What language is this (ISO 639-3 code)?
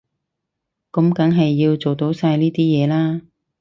yue